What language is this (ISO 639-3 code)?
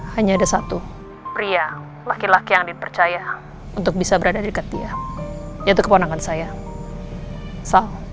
ind